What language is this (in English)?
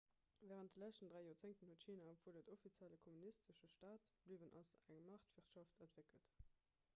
Luxembourgish